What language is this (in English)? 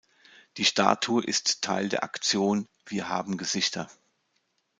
German